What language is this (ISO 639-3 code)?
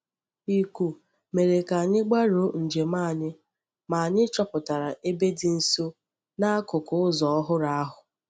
ibo